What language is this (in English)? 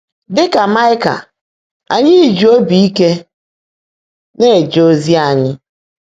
Igbo